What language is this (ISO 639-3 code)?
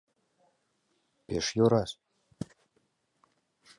chm